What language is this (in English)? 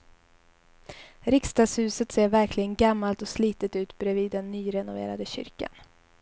Swedish